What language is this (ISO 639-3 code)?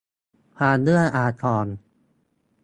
tha